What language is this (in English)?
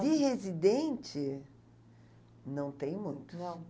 Portuguese